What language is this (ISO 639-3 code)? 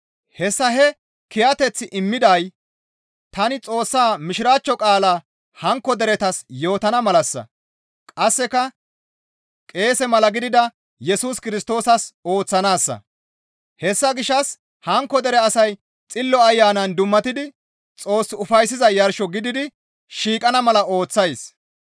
gmv